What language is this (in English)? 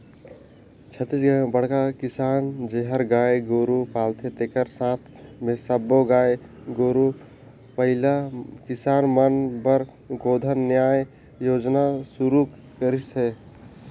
Chhattisgarhi